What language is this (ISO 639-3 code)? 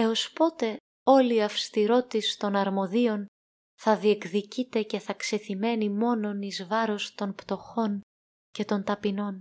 ell